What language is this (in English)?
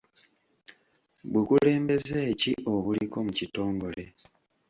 Ganda